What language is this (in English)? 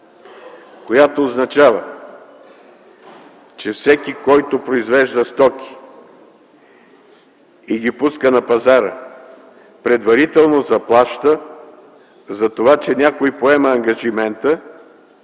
Bulgarian